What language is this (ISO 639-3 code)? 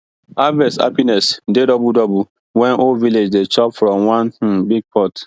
pcm